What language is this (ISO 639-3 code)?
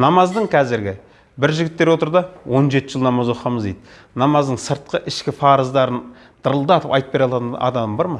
kaz